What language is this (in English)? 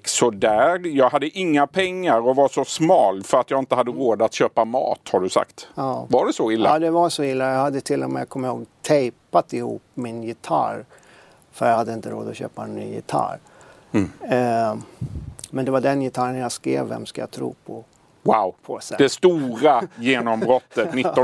Swedish